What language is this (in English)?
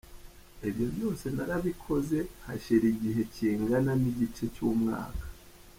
Kinyarwanda